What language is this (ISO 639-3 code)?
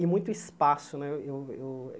por